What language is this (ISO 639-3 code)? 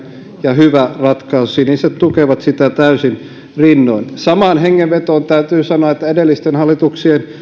fin